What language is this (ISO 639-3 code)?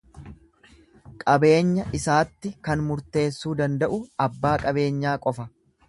orm